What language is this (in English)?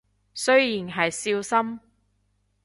Cantonese